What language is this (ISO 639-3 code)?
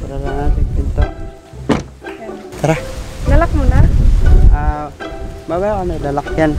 fil